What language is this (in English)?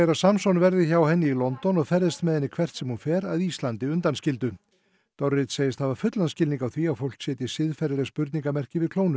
Icelandic